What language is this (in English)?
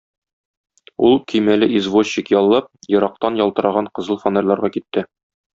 Tatar